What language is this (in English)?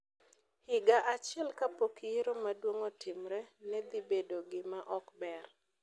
Luo (Kenya and Tanzania)